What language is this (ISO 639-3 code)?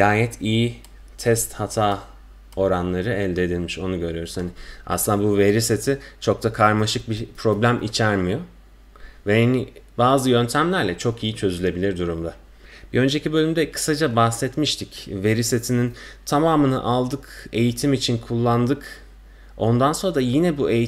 tur